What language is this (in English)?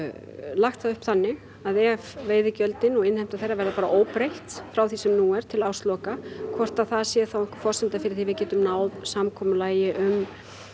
Icelandic